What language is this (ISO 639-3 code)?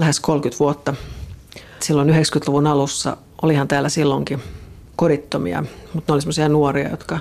fin